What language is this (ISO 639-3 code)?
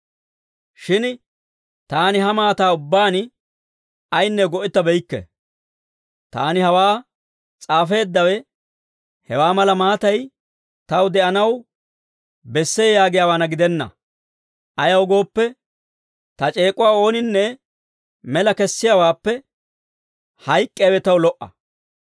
dwr